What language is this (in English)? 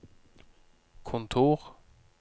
Norwegian